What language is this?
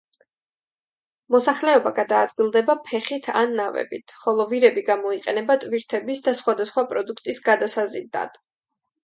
Georgian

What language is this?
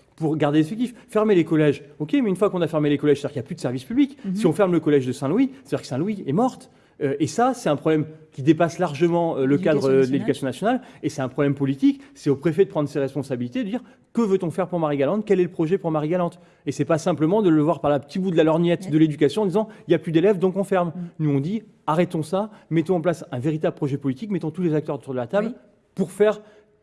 French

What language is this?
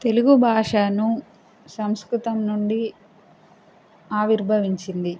Telugu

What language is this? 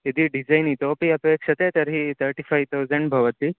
Sanskrit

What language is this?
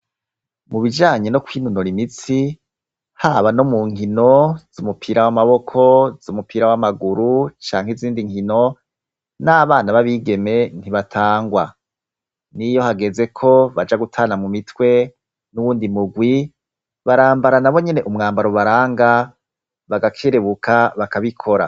Rundi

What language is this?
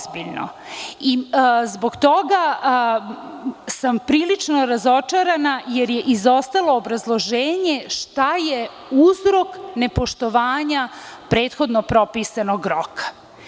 Serbian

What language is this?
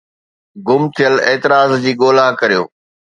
Sindhi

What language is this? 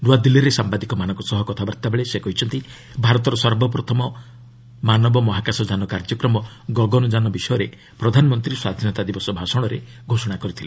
Odia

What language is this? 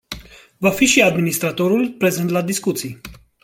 Romanian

